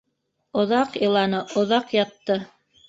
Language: Bashkir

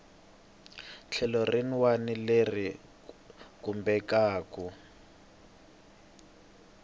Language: Tsonga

